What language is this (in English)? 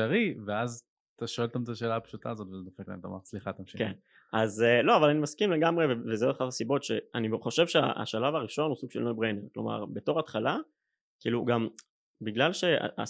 Hebrew